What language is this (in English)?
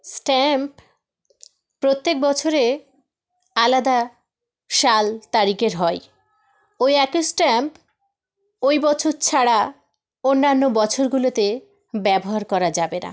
Bangla